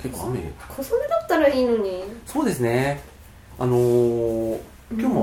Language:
Japanese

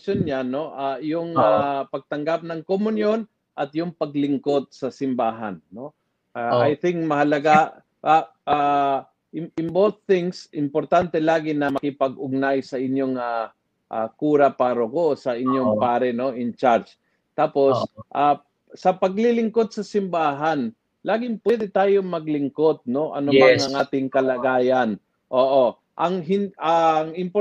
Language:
Filipino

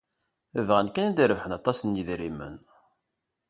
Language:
Kabyle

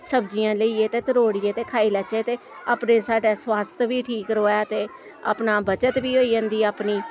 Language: Dogri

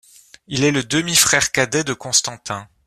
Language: French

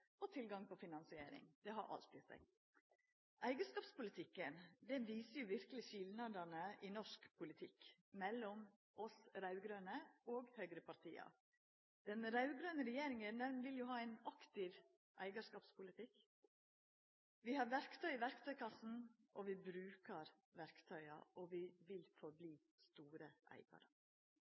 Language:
Norwegian Nynorsk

